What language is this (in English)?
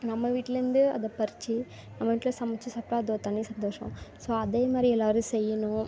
Tamil